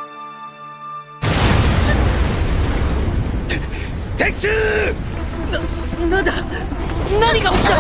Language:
Japanese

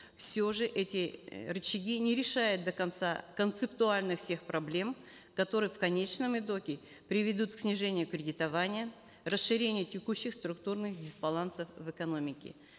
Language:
Kazakh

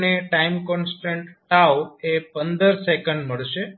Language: Gujarati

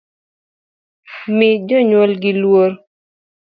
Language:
Luo (Kenya and Tanzania)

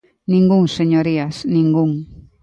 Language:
Galician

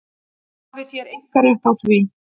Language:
Icelandic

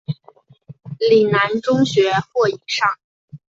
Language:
Chinese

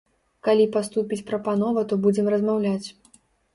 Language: Belarusian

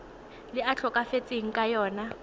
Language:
Tswana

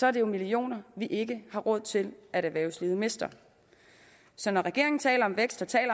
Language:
Danish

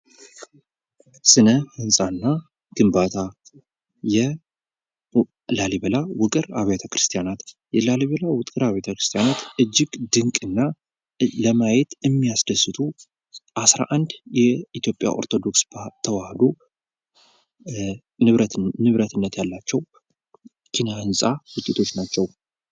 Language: Amharic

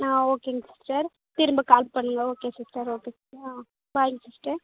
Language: Tamil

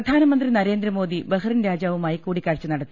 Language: Malayalam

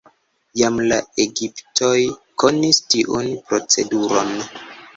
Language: Esperanto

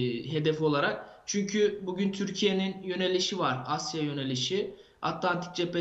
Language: Turkish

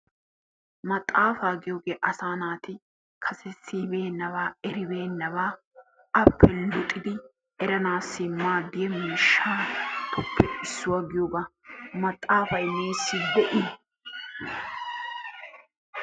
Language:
Wolaytta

